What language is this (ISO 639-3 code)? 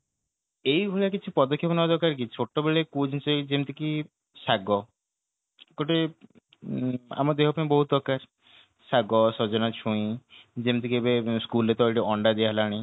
ori